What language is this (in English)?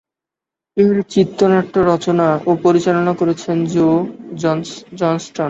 Bangla